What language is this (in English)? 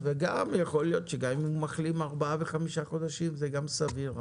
Hebrew